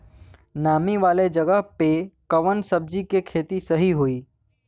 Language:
Bhojpuri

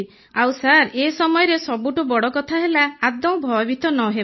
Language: Odia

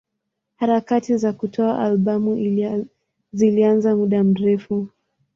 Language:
Swahili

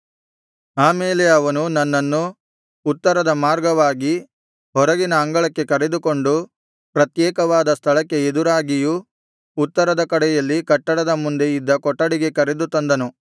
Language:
Kannada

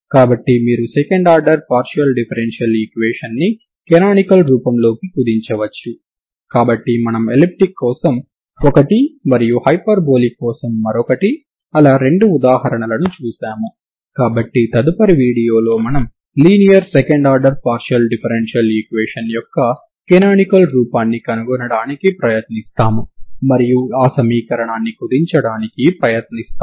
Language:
Telugu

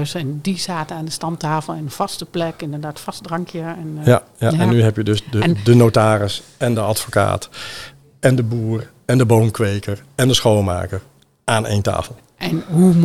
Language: Dutch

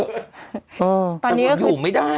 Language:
Thai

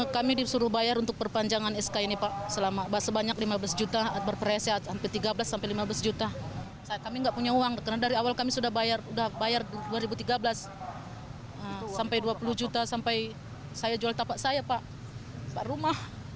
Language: Indonesian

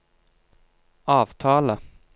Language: Norwegian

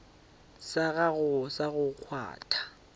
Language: Northern Sotho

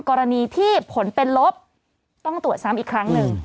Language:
Thai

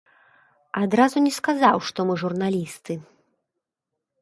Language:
Belarusian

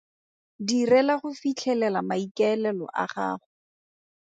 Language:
Tswana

